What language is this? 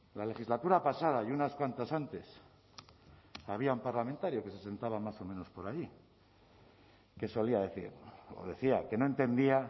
Spanish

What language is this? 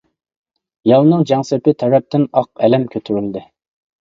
Uyghur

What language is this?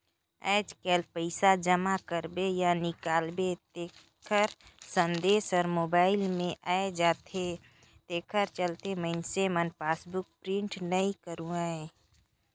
Chhattisgarhi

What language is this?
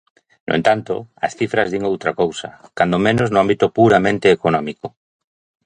Galician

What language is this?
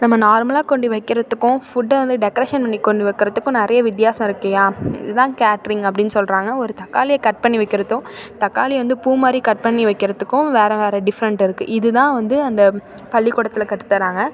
Tamil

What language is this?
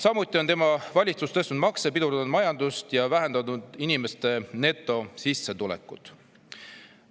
Estonian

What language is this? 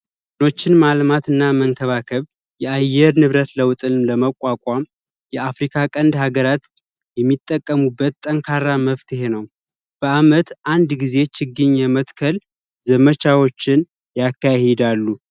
Amharic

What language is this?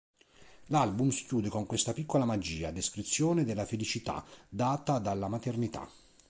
Italian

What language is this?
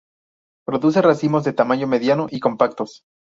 Spanish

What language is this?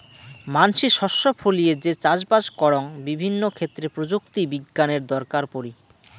Bangla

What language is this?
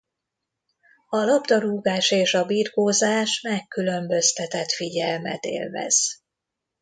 Hungarian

